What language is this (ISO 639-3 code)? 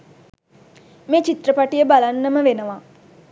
sin